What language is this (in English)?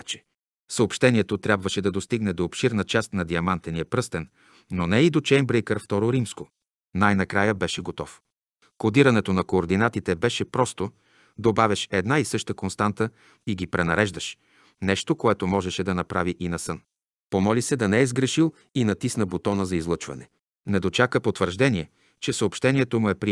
Bulgarian